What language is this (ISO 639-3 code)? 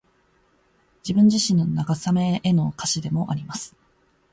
jpn